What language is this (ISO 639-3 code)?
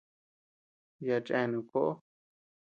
cux